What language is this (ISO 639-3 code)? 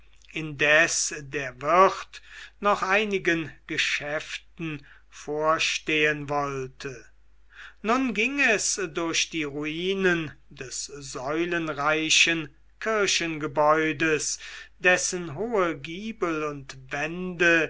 deu